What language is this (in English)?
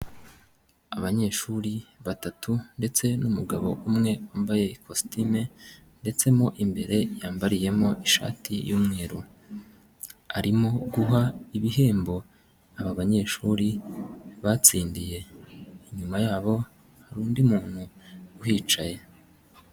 Kinyarwanda